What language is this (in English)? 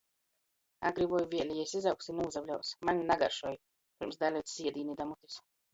Latgalian